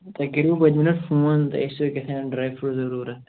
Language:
Kashmiri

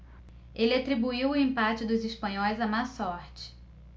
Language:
Portuguese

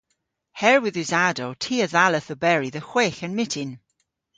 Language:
Cornish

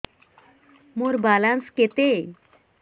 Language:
Odia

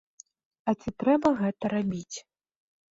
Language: Belarusian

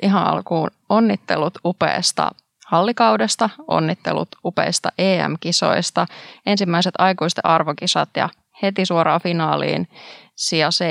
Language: Finnish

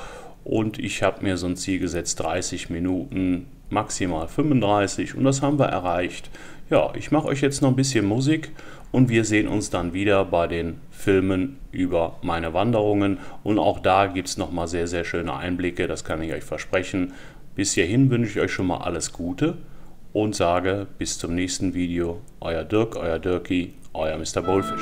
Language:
German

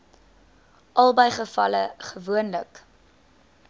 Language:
Afrikaans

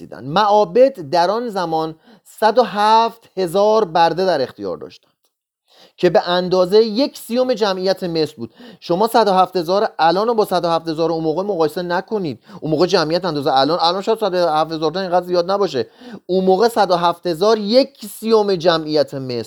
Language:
Persian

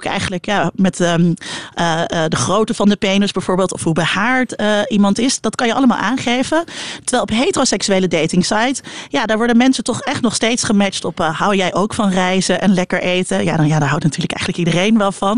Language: Dutch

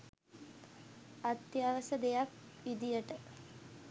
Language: Sinhala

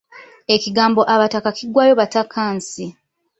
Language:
Ganda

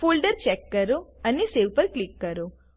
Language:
Gujarati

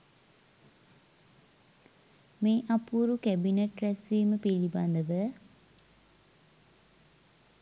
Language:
Sinhala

